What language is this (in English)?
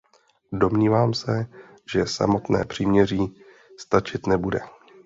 Czech